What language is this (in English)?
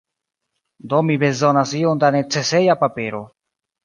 Esperanto